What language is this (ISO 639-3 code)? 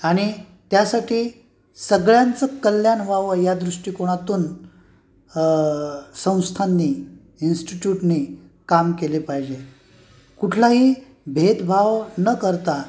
mar